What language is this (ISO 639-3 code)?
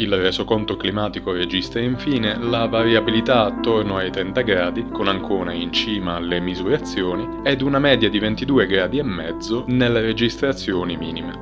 ita